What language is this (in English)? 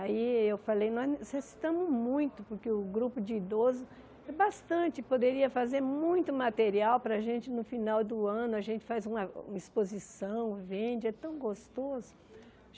Portuguese